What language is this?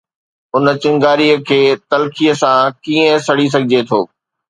Sindhi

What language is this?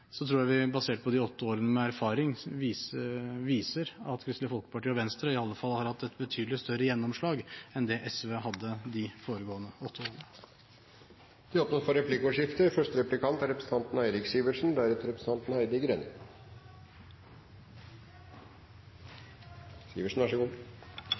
Norwegian Bokmål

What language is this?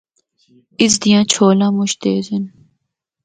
Northern Hindko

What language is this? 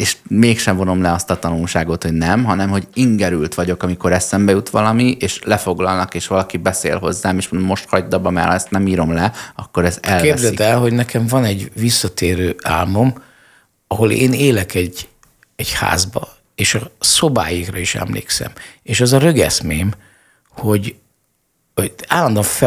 Hungarian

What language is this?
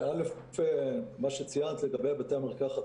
Hebrew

